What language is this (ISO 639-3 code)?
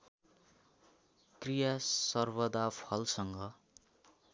nep